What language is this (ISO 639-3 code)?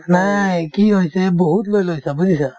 asm